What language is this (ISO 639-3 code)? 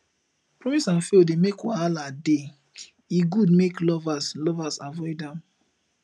pcm